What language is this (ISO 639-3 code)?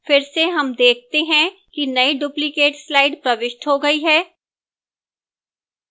hin